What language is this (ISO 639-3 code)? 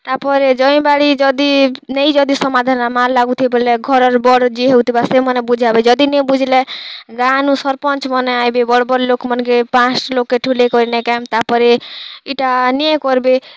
ori